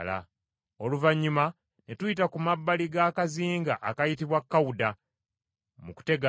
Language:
Ganda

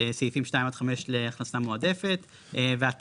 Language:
Hebrew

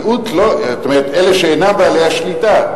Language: Hebrew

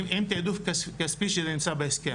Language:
Hebrew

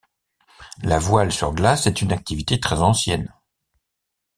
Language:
French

